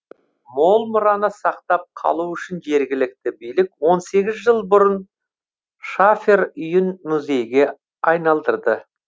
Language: Kazakh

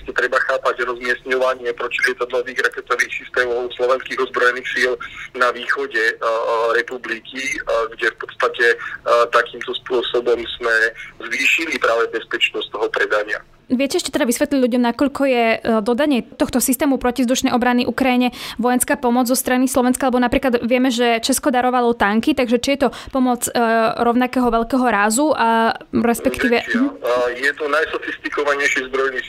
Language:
Slovak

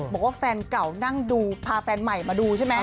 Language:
Thai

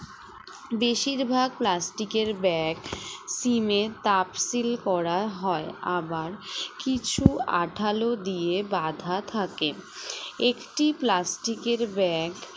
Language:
Bangla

